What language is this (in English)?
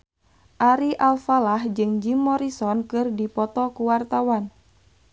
Sundanese